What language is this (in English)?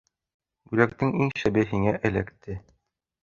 Bashkir